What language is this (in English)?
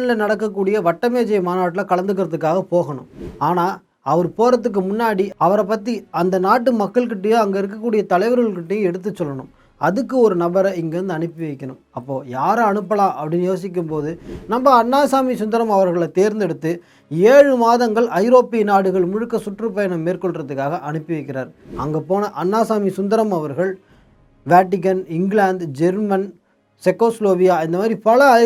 Tamil